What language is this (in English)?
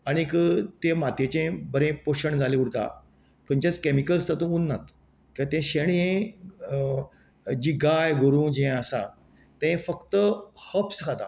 Konkani